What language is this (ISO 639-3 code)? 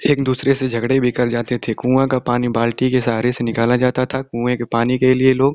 hin